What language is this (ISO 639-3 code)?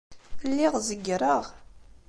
kab